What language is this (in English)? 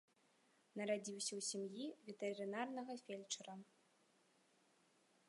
Belarusian